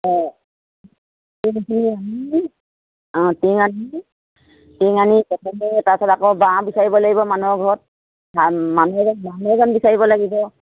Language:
Assamese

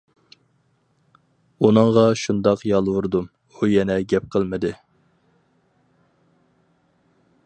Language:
Uyghur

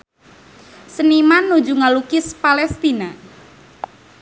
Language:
Sundanese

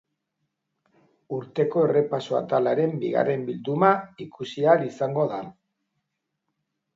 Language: Basque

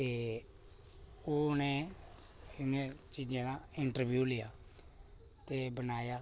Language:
Dogri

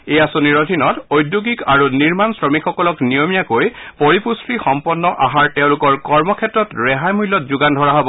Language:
Assamese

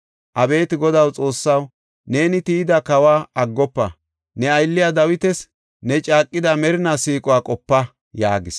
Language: Gofa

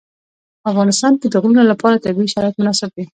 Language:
Pashto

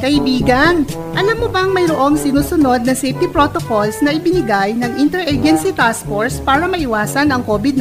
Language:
Filipino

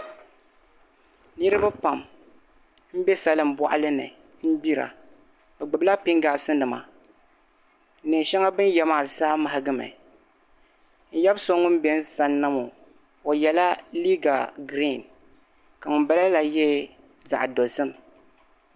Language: Dagbani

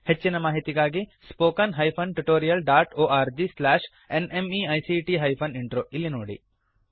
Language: Kannada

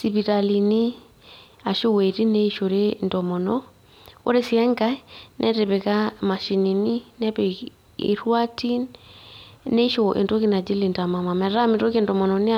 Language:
Masai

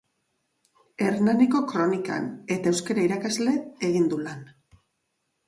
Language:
Basque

